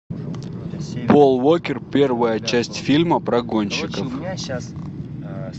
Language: Russian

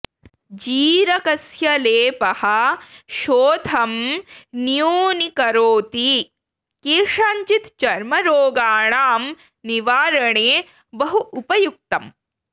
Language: Sanskrit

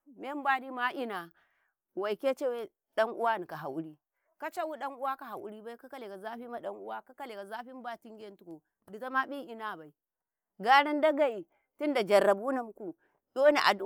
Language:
Karekare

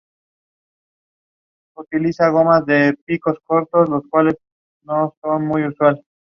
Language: Spanish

